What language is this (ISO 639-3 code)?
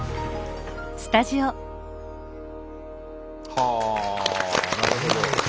jpn